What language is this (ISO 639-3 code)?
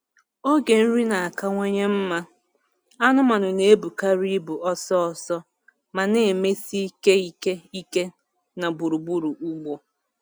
ibo